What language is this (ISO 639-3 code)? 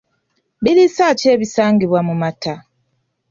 lug